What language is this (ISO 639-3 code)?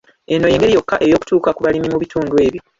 lug